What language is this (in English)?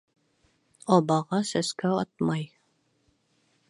Bashkir